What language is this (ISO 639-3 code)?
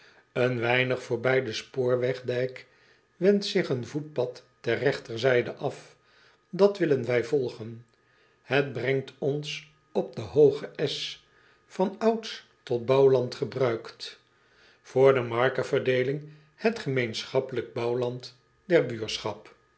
nld